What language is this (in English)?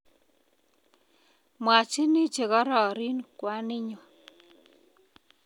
Kalenjin